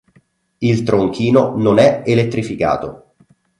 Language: Italian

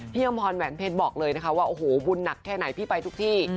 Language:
Thai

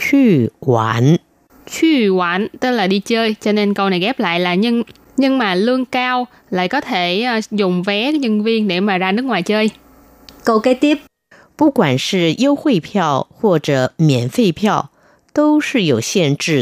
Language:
Vietnamese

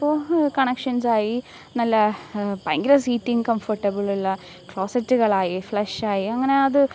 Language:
Malayalam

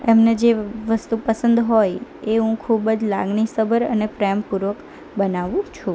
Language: Gujarati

